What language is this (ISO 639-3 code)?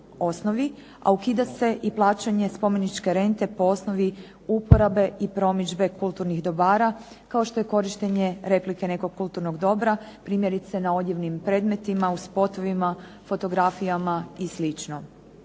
hrv